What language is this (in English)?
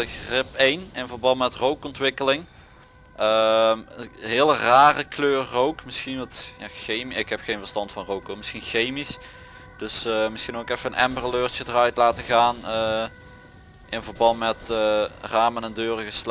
Dutch